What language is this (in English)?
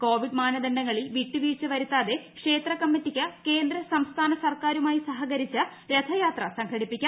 Malayalam